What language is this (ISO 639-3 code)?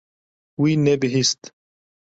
kur